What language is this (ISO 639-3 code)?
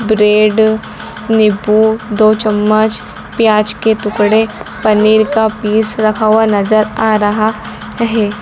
hin